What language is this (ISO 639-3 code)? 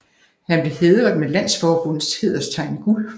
dan